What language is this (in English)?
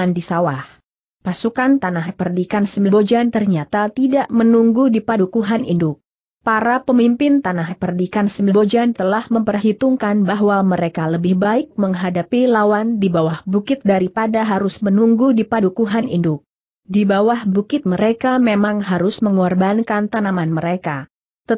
Indonesian